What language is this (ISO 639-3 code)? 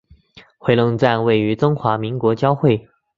zho